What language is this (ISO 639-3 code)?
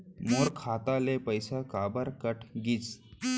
hne